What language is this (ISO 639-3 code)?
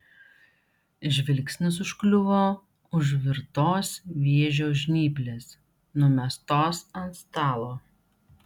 lit